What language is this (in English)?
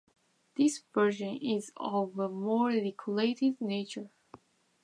English